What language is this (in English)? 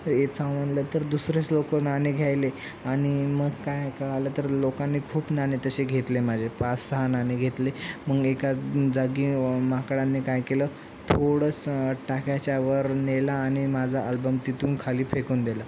Marathi